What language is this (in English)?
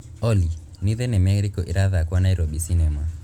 Kikuyu